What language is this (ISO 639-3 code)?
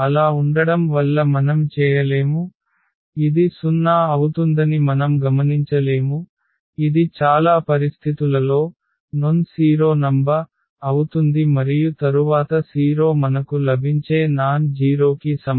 tel